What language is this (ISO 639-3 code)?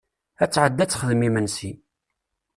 kab